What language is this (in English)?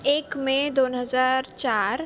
Marathi